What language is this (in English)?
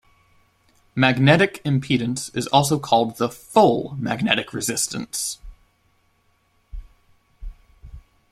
English